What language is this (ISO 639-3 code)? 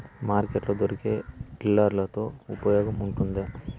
tel